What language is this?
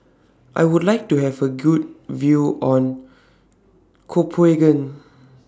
English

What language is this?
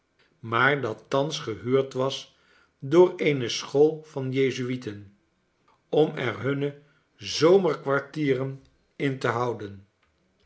Dutch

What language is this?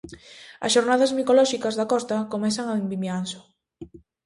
Galician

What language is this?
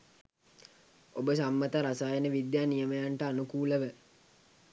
Sinhala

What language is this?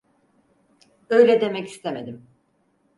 Turkish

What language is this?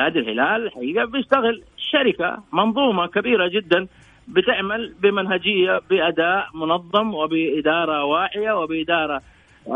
Arabic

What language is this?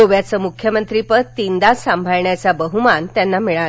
Marathi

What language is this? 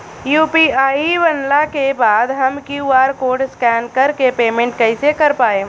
Bhojpuri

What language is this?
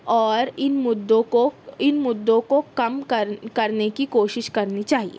Urdu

